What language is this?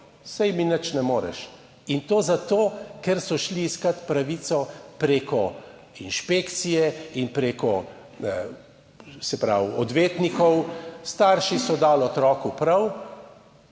Slovenian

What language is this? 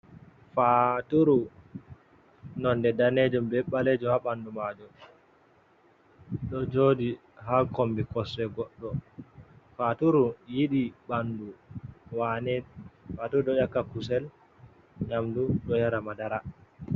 Fula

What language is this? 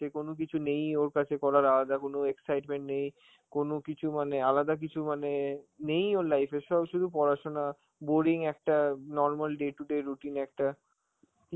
Bangla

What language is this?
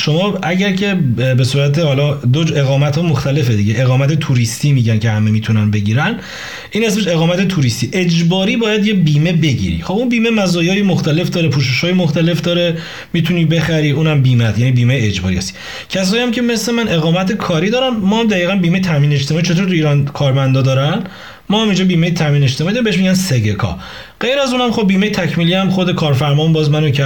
Persian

